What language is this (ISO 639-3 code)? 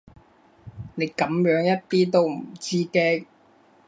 yue